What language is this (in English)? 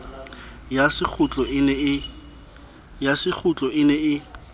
Southern Sotho